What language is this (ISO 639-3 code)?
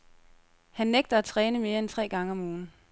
dan